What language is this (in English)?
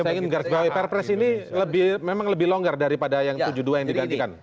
Indonesian